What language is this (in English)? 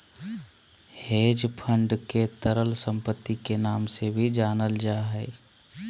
Magahi